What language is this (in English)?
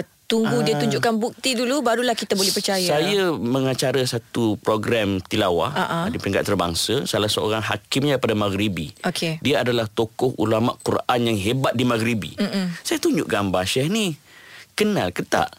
Malay